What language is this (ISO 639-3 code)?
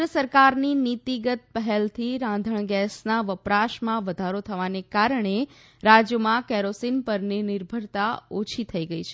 guj